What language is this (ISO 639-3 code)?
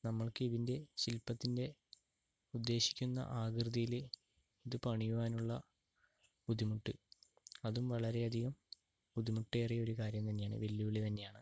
mal